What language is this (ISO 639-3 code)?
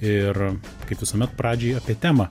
lit